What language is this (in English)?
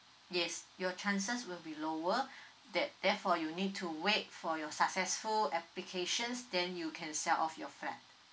English